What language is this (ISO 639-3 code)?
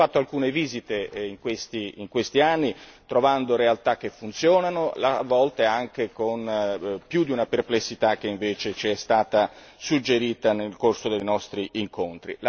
ita